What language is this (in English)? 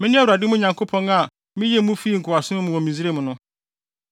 Akan